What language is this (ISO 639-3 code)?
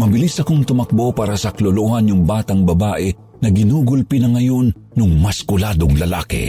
fil